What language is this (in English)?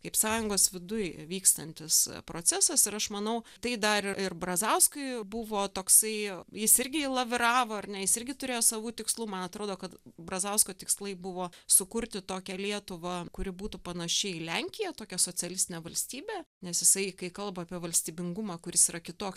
Lithuanian